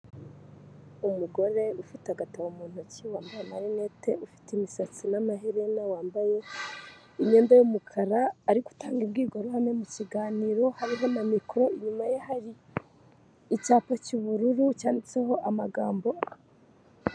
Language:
Kinyarwanda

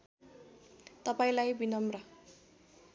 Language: Nepali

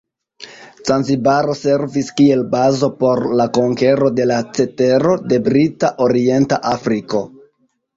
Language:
Esperanto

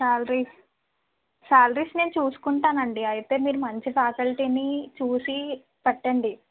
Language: Telugu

